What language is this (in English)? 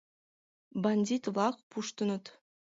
Mari